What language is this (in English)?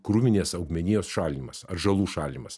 Lithuanian